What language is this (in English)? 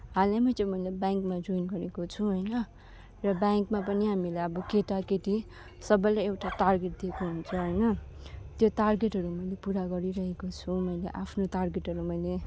Nepali